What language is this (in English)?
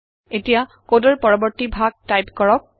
Assamese